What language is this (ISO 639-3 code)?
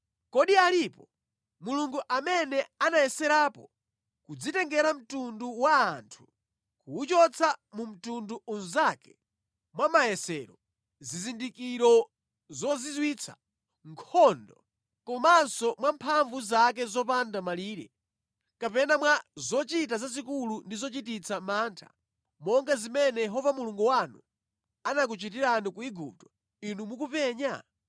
nya